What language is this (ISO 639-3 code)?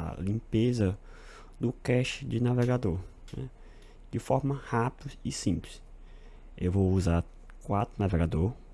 por